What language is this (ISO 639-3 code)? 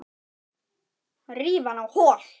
isl